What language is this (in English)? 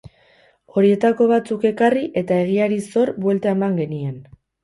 Basque